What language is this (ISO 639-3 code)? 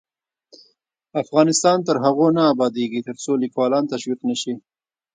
pus